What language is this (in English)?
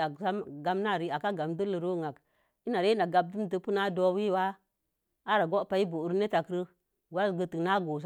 Mom Jango